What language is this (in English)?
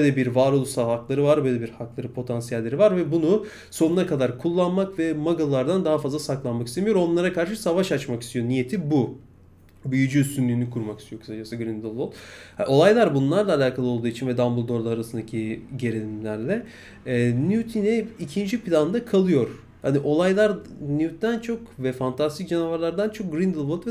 Turkish